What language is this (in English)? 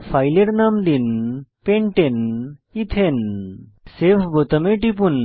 Bangla